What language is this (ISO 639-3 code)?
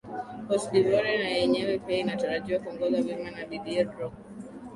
swa